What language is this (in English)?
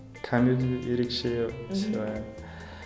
Kazakh